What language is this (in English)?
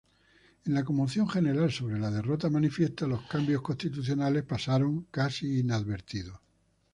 Spanish